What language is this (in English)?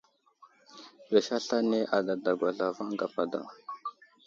Wuzlam